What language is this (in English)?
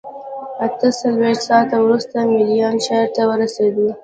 Pashto